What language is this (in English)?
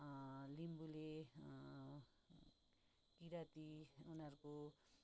Nepali